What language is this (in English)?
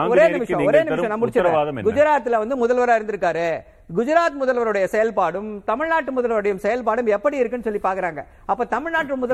Tamil